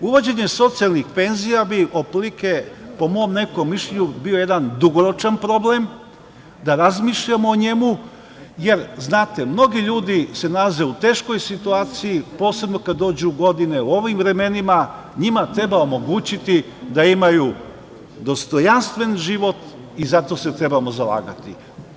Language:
Serbian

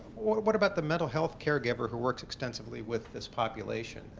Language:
English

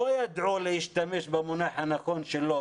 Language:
Hebrew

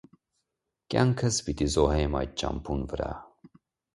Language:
Armenian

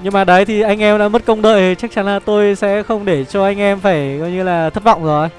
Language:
Vietnamese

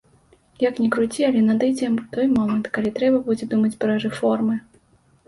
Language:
Belarusian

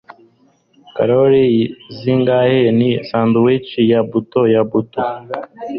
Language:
Kinyarwanda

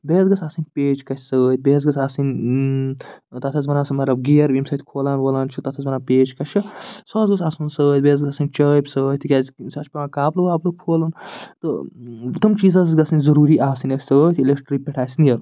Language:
Kashmiri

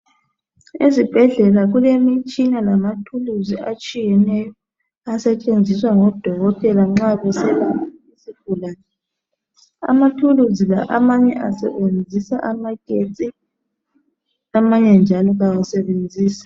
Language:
North Ndebele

